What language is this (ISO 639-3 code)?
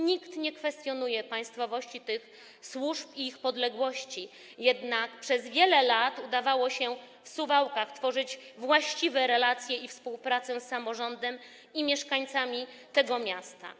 pol